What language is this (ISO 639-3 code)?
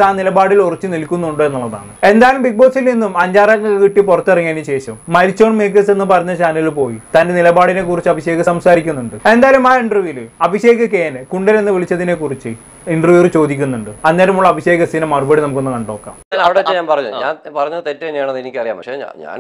mal